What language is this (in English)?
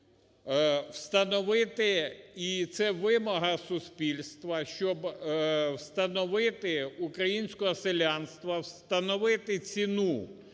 Ukrainian